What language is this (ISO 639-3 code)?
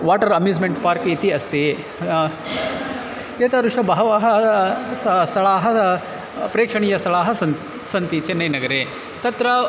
san